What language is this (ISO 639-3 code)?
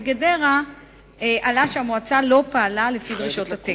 heb